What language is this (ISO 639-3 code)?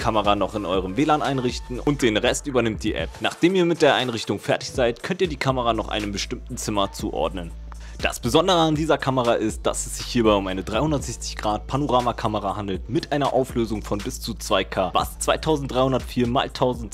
deu